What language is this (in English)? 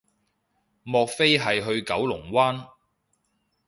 Cantonese